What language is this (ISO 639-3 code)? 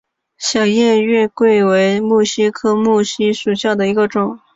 zho